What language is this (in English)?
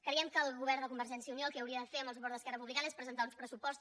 Catalan